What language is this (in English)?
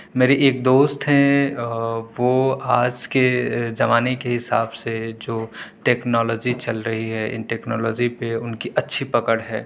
Urdu